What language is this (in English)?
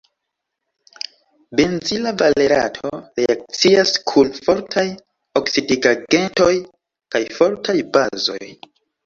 Esperanto